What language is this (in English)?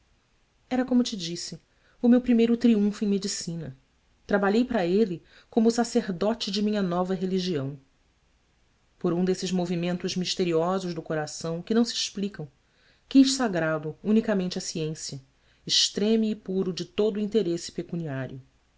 Portuguese